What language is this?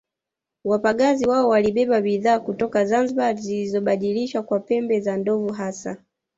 Swahili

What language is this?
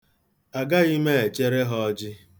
Igbo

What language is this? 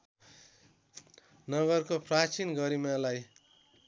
Nepali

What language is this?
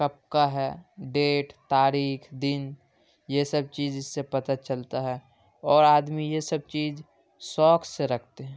Urdu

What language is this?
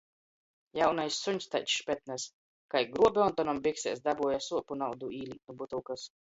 Latgalian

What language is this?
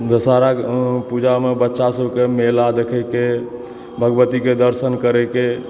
Maithili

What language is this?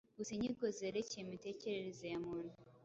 Kinyarwanda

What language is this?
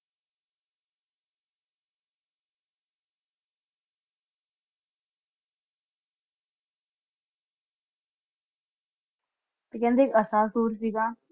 Punjabi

